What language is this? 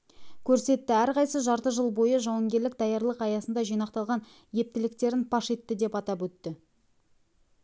Kazakh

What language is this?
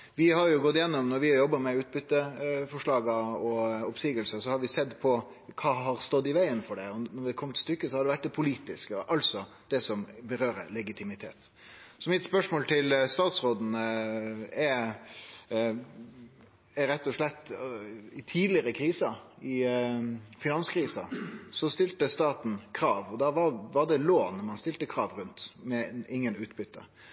Norwegian Nynorsk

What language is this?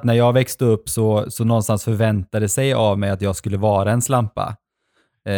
Swedish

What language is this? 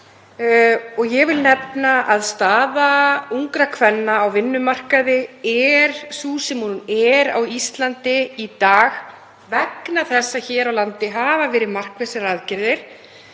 Icelandic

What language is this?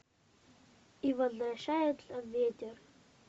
Russian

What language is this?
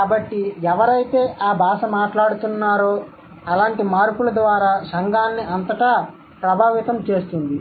Telugu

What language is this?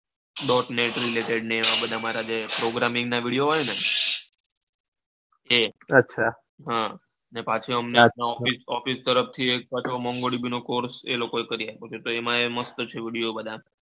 Gujarati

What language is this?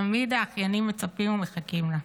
Hebrew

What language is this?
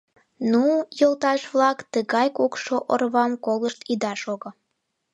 Mari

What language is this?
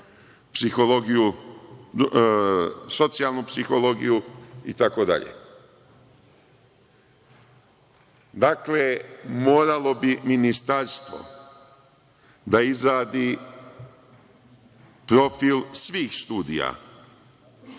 Serbian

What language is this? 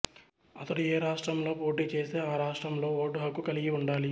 Telugu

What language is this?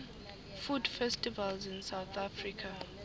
Swati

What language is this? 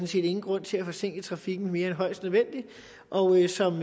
Danish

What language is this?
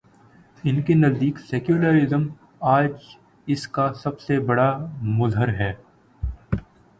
Urdu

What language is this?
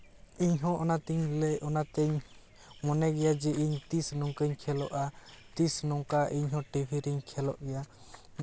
Santali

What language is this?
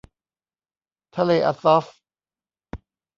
Thai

